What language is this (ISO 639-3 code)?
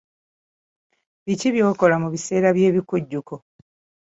lug